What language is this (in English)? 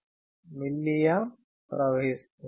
Telugu